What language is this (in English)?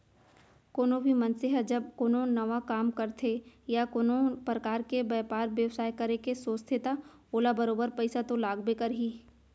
Chhattisgarhi